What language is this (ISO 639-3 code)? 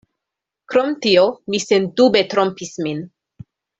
epo